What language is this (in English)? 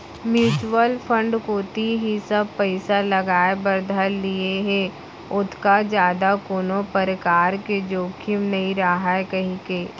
Chhattisgarhi